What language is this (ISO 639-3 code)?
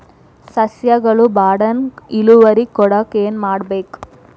kan